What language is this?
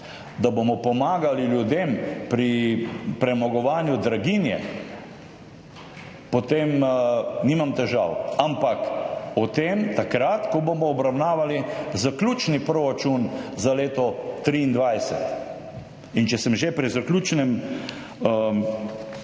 Slovenian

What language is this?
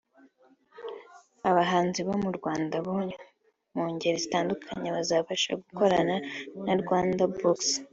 Kinyarwanda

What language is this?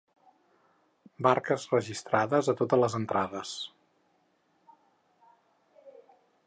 Catalan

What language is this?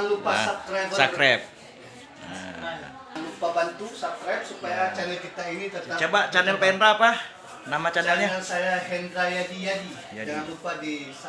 Indonesian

